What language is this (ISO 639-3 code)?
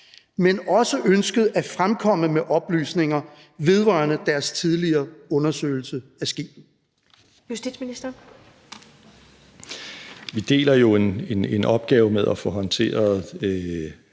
dan